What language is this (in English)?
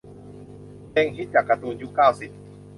Thai